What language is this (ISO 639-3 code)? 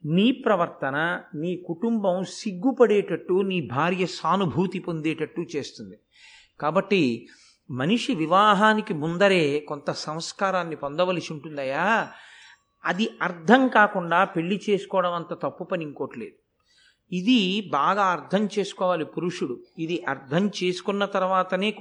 tel